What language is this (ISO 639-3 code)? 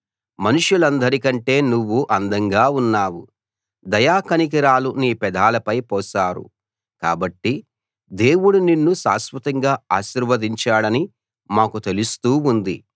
tel